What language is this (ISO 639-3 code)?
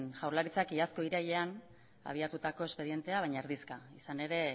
eus